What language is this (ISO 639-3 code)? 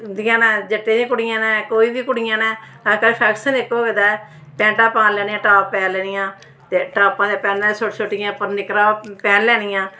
doi